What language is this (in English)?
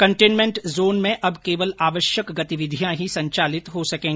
Hindi